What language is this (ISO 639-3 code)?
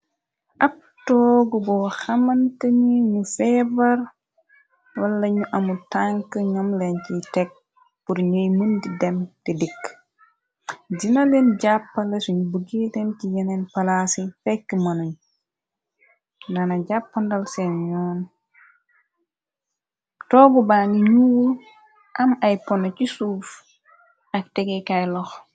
wol